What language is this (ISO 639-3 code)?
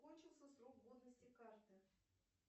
rus